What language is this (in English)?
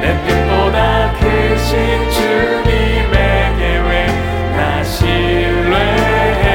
Korean